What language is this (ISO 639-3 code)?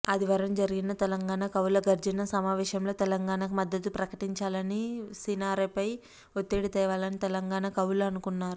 tel